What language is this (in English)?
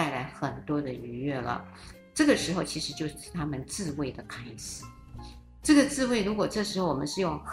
Chinese